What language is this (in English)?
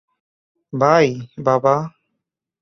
Bangla